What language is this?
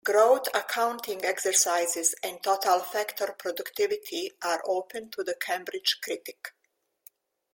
English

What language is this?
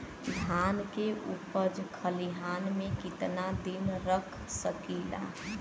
Bhojpuri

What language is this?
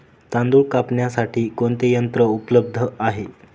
Marathi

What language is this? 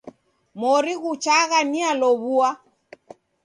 Taita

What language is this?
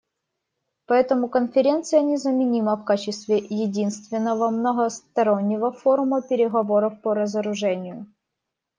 Russian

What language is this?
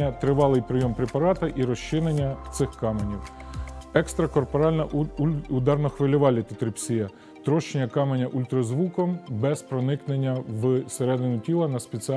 Ukrainian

